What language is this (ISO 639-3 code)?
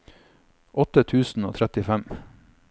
nor